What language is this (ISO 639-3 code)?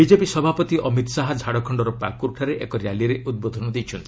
ori